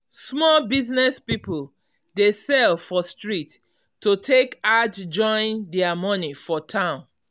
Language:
Nigerian Pidgin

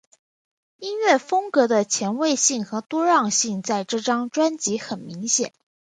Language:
Chinese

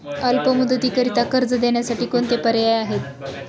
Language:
Marathi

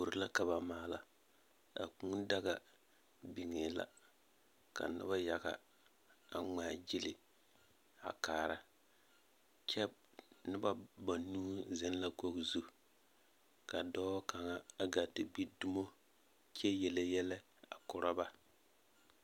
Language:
Southern Dagaare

